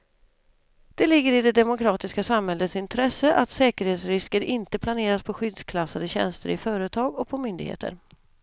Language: Swedish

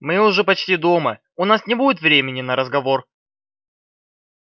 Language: Russian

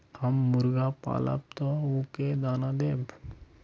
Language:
Magahi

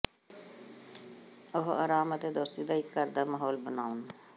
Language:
Punjabi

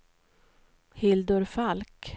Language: Swedish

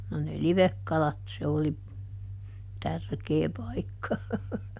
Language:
Finnish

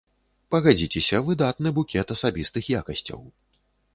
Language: Belarusian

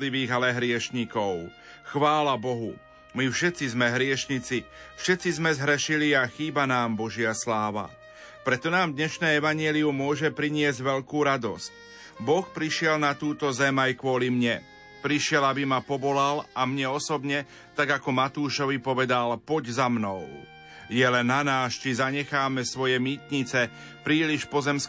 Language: Slovak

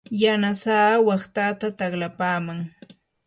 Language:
Yanahuanca Pasco Quechua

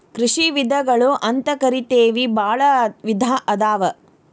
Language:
Kannada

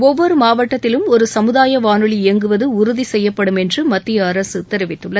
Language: Tamil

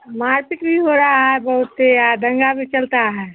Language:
Hindi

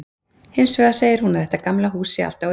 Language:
Icelandic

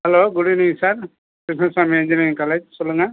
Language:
Tamil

